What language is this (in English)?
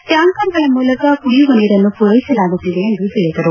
Kannada